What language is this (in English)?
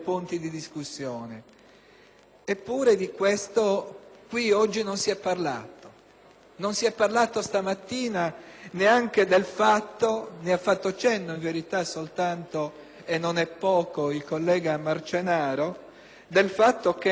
Italian